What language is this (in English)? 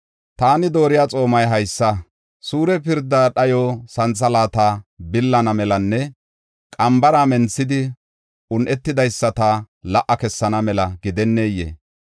Gofa